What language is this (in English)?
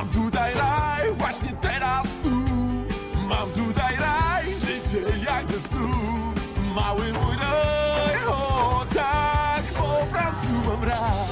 Polish